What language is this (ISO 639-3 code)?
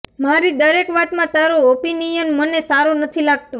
guj